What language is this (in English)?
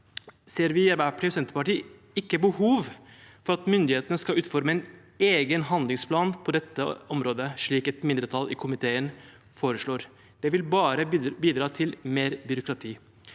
Norwegian